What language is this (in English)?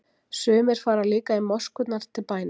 Icelandic